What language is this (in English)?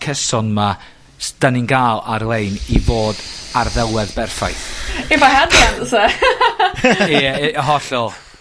Welsh